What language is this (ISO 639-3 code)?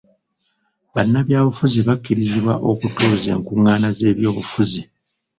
lug